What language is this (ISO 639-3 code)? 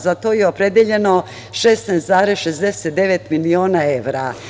srp